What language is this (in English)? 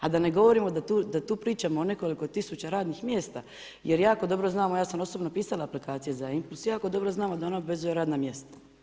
Croatian